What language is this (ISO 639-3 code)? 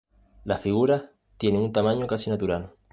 spa